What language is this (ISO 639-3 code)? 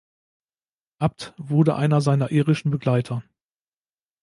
deu